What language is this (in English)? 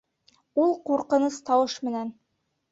Bashkir